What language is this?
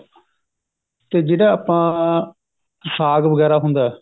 Punjabi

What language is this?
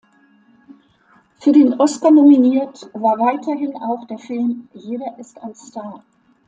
German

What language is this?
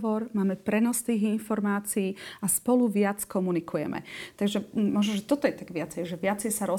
Slovak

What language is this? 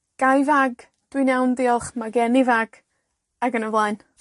Welsh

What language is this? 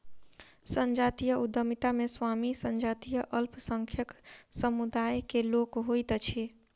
Maithili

